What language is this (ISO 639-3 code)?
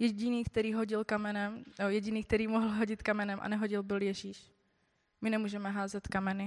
ces